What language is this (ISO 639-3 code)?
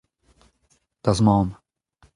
bre